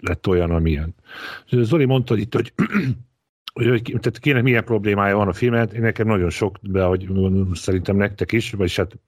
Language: Hungarian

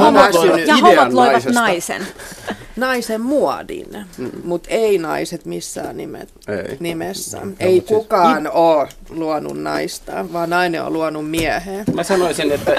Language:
Finnish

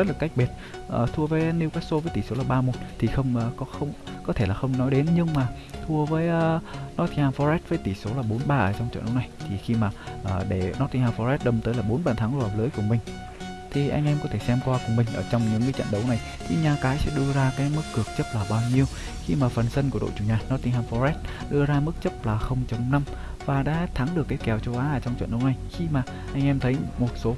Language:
Vietnamese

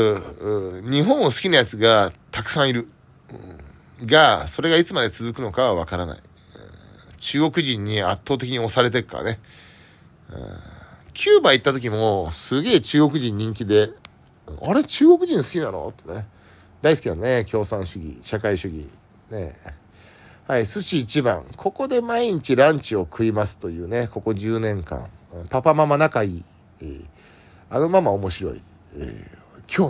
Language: Japanese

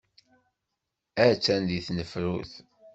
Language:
Kabyle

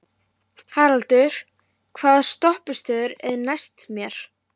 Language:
Icelandic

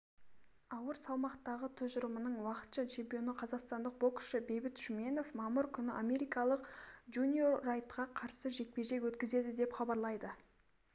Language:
Kazakh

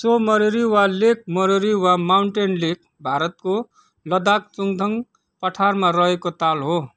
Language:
Nepali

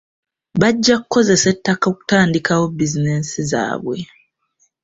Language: Ganda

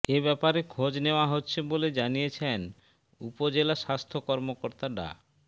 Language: Bangla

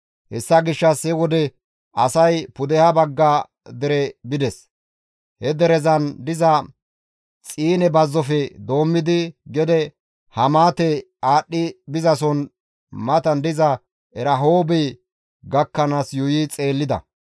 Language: Gamo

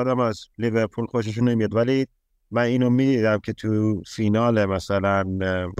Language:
Persian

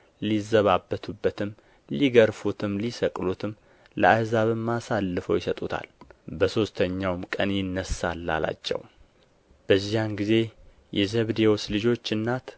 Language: Amharic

